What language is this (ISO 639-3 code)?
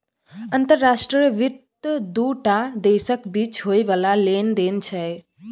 mai